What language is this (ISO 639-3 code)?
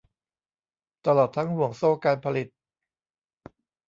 tha